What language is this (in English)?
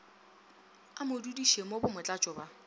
Northern Sotho